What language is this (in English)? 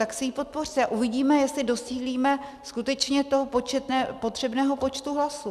Czech